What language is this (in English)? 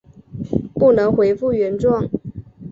Chinese